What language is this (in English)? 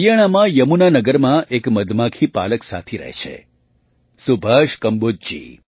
Gujarati